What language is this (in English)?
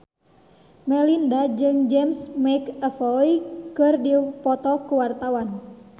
Sundanese